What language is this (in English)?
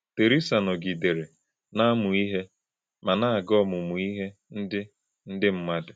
Igbo